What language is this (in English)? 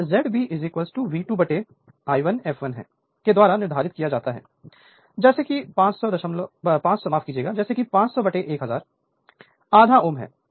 Hindi